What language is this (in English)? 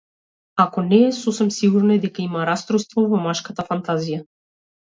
Macedonian